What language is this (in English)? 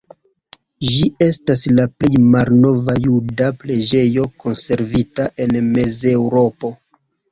Esperanto